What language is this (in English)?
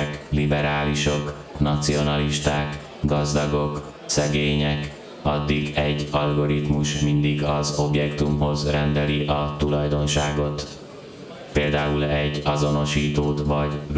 Hungarian